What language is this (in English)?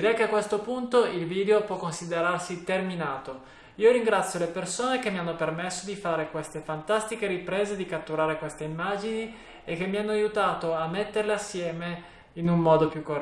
Italian